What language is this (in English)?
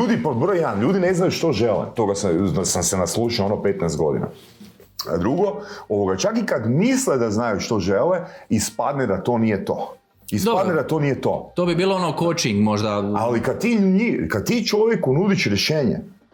Croatian